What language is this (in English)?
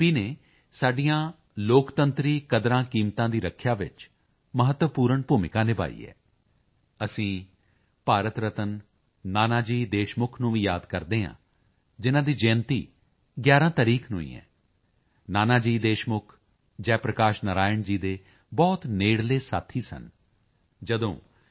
Punjabi